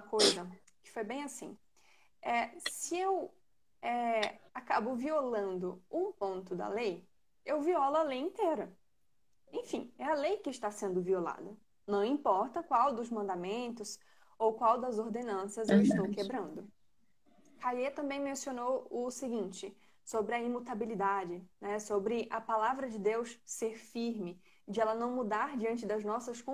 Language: Portuguese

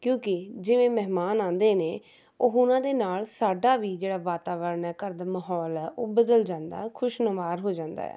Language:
Punjabi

